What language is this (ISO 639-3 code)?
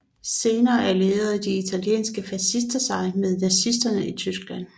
dan